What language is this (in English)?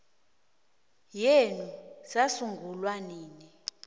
South Ndebele